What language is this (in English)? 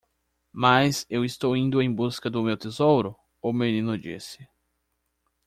Portuguese